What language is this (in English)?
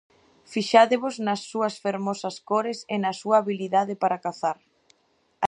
Galician